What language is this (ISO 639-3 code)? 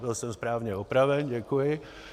ces